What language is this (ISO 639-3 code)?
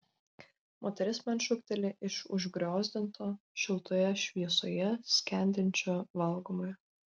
lit